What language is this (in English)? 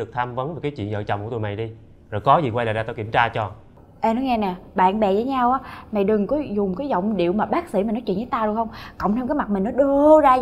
Vietnamese